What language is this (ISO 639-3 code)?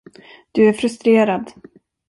swe